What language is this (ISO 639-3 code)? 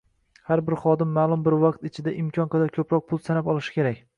uzb